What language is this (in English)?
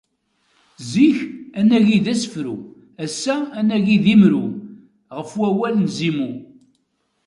Kabyle